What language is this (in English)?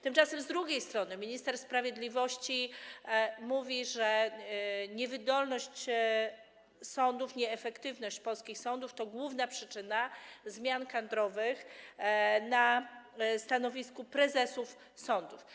Polish